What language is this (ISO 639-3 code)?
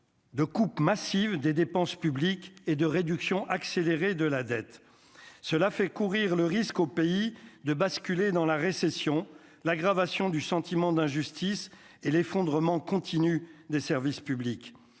fra